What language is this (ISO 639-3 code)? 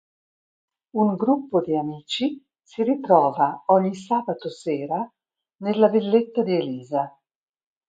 ita